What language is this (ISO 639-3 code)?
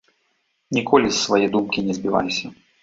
bel